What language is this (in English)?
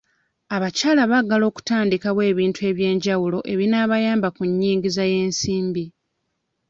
Ganda